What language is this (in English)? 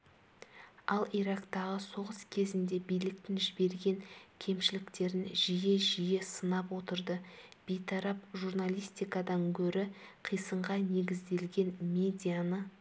Kazakh